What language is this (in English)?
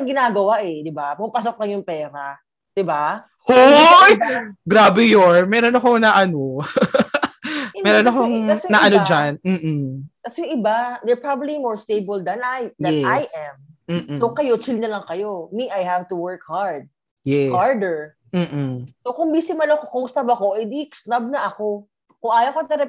Filipino